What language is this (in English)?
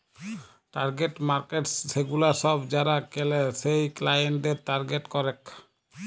Bangla